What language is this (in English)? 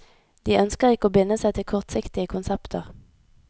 Norwegian